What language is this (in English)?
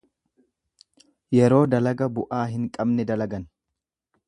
Oromo